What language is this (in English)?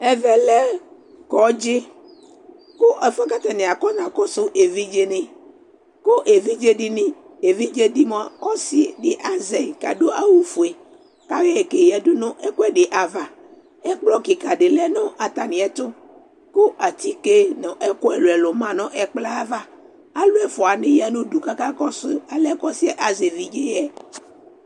Ikposo